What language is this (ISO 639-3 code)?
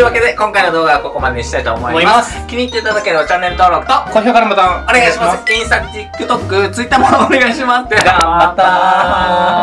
jpn